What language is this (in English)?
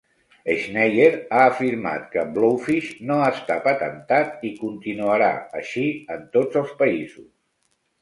Catalan